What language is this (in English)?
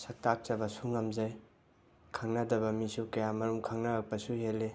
Manipuri